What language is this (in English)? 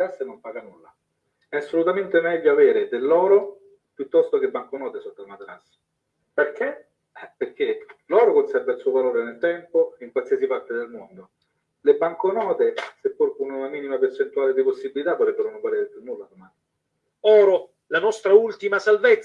Italian